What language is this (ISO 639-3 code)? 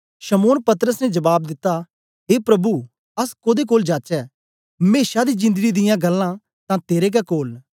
doi